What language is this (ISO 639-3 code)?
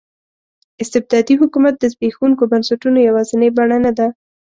pus